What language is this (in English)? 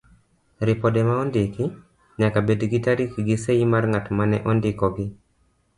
Luo (Kenya and Tanzania)